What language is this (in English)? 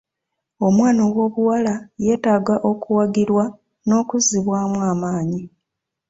Ganda